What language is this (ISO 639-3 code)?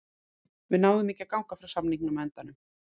isl